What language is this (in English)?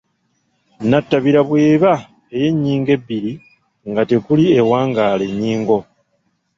Ganda